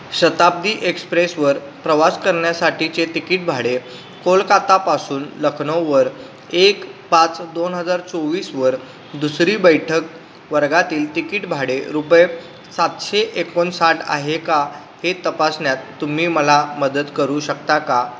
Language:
Marathi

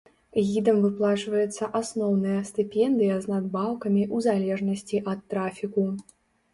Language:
Belarusian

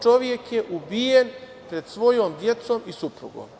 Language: Serbian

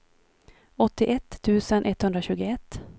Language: Swedish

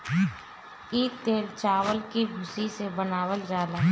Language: Bhojpuri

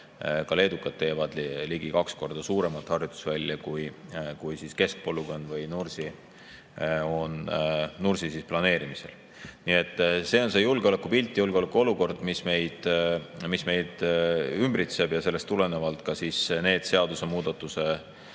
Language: Estonian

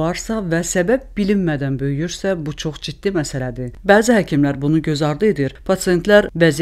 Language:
Turkish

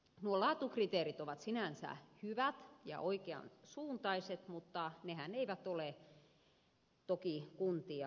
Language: Finnish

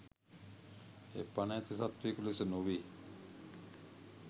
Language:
Sinhala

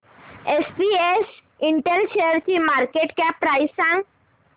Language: Marathi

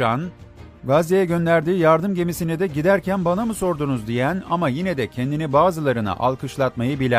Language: Turkish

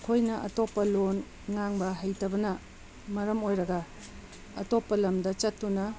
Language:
Manipuri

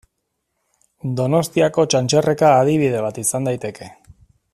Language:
Basque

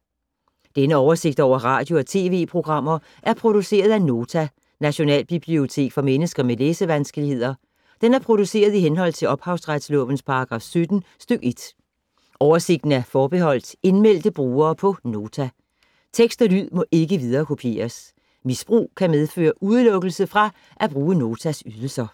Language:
Danish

